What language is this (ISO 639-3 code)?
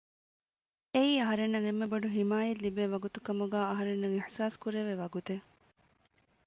div